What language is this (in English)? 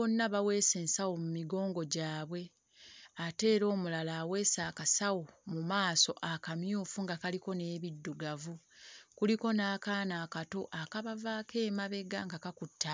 Ganda